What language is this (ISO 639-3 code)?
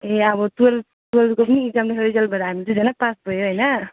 nep